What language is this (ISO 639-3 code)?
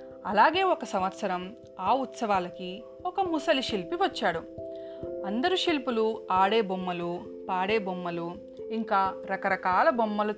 tel